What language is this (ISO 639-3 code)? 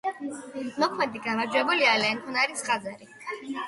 kat